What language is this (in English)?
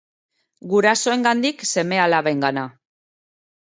Basque